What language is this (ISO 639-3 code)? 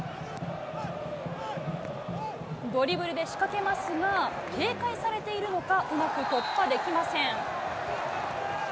jpn